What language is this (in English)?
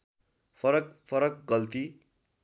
Nepali